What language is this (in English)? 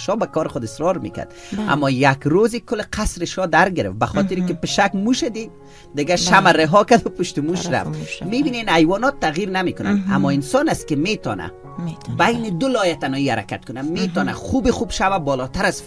Persian